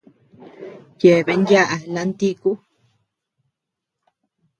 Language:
Tepeuxila Cuicatec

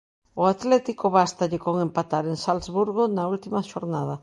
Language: Galician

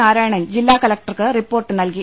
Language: Malayalam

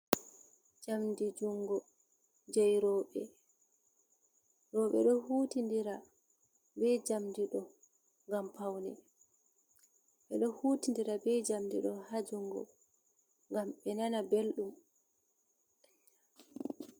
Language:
Fula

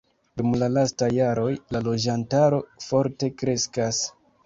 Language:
Esperanto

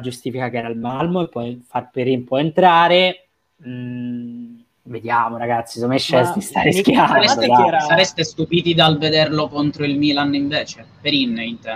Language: Italian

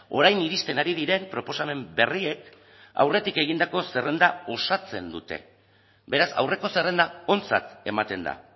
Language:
Basque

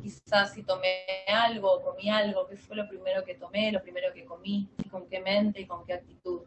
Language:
Spanish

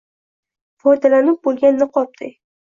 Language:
Uzbek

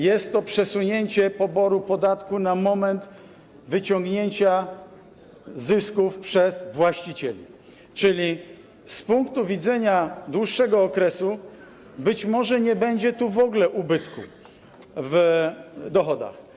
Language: Polish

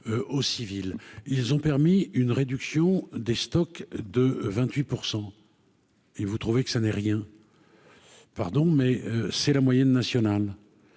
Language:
French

